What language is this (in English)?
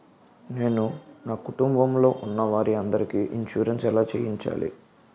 Telugu